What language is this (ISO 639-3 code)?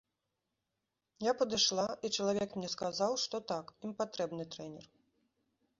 bel